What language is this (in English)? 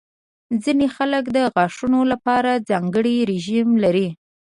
Pashto